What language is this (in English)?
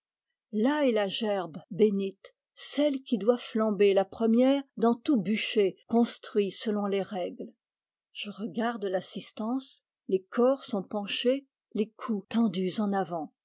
French